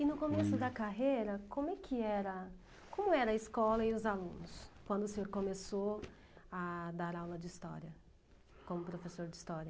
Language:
Portuguese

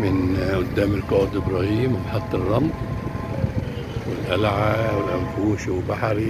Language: Arabic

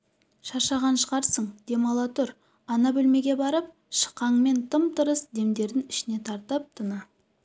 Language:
Kazakh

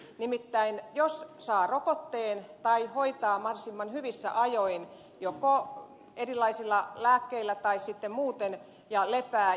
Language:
Finnish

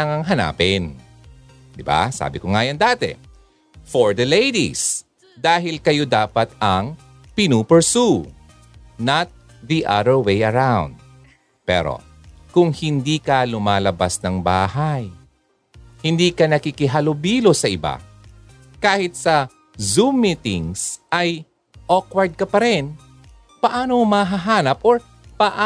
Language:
Filipino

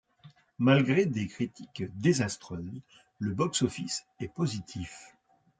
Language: French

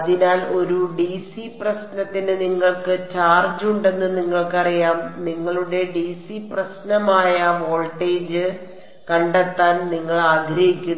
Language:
Malayalam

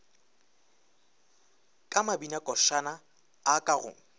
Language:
Northern Sotho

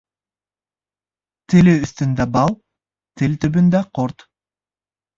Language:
Bashkir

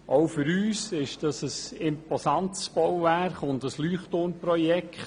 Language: Swiss German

